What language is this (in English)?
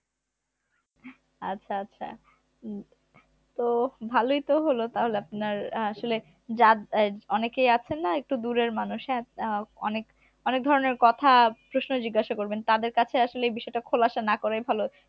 Bangla